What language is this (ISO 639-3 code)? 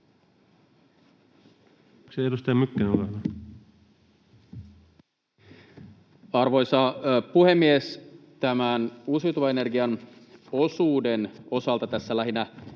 fin